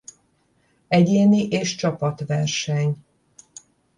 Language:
Hungarian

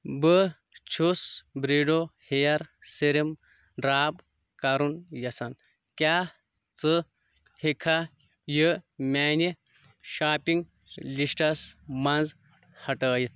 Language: Kashmiri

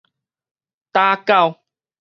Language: Min Nan Chinese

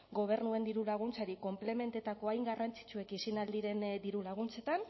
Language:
Basque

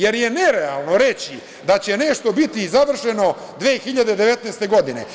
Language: Serbian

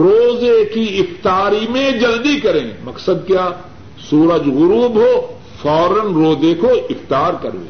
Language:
Urdu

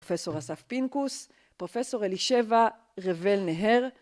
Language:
Hebrew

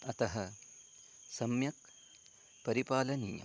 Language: Sanskrit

